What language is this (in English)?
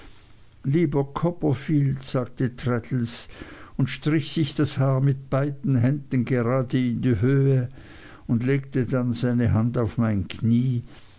German